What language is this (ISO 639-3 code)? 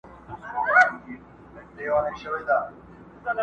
pus